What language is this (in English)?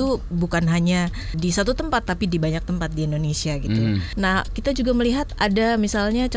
Indonesian